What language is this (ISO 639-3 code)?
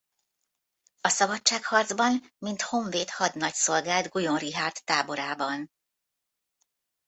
hun